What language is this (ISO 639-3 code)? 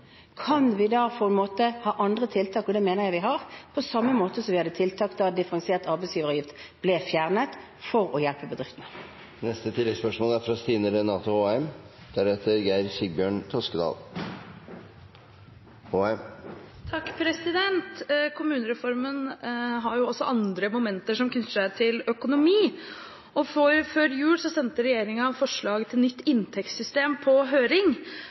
nor